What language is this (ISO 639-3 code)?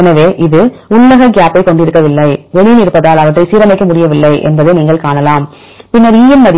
tam